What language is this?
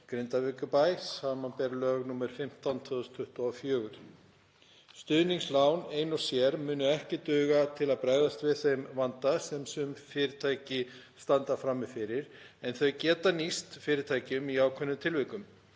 Icelandic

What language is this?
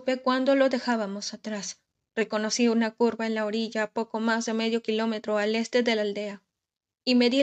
Spanish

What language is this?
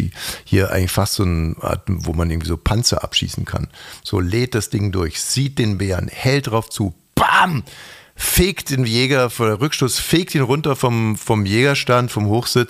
German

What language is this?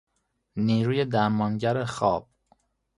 Persian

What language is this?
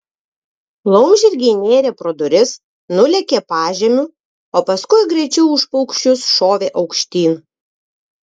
Lithuanian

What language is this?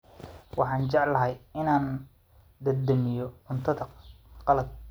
Somali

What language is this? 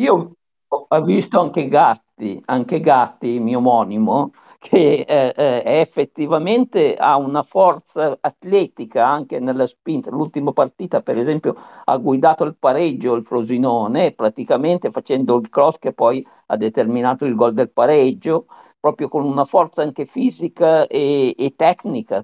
Italian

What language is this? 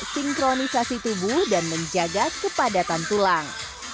Indonesian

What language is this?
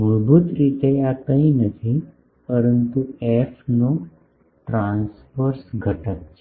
Gujarati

